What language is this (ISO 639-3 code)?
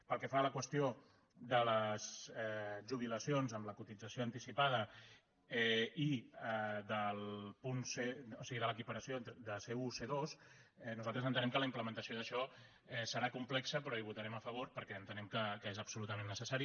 cat